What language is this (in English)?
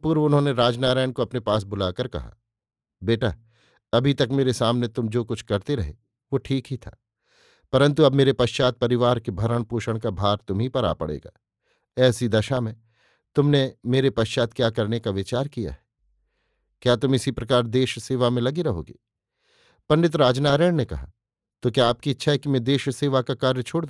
Hindi